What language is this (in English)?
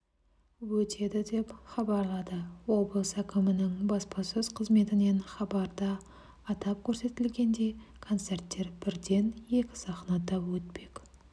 Kazakh